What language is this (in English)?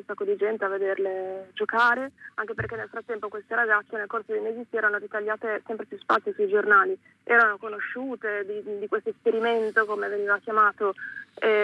Italian